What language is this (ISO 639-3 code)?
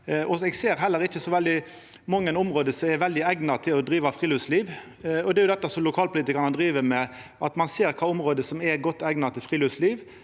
nor